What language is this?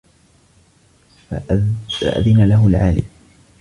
Arabic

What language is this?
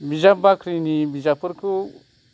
Bodo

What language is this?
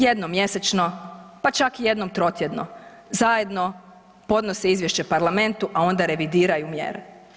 Croatian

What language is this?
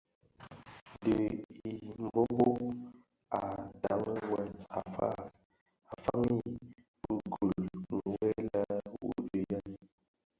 Bafia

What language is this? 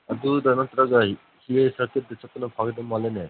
Manipuri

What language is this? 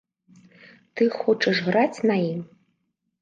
Belarusian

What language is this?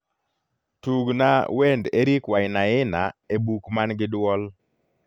Luo (Kenya and Tanzania)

